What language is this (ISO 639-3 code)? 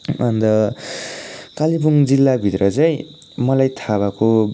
nep